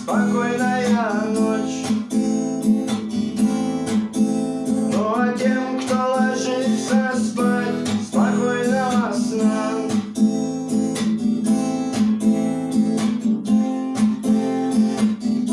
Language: Spanish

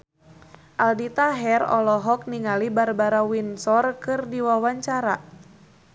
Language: Sundanese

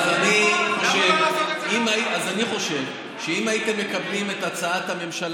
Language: Hebrew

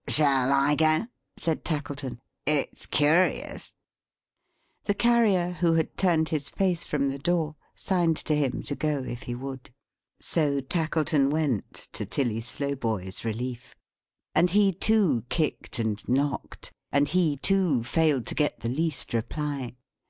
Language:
English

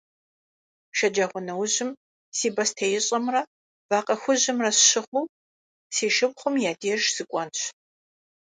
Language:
Kabardian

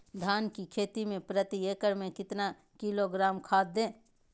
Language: Magahi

